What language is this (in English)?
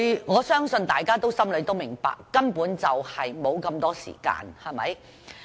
Cantonese